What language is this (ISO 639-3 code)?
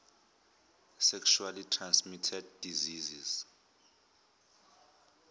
zul